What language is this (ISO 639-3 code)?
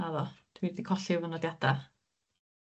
cym